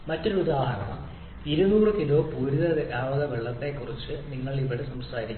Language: Malayalam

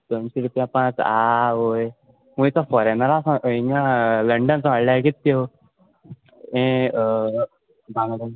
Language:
Konkani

